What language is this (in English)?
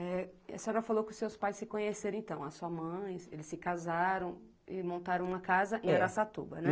Portuguese